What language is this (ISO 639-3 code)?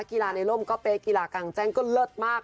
tha